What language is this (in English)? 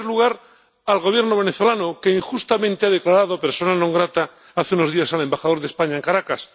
Spanish